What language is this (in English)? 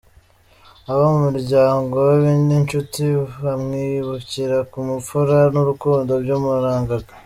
Kinyarwanda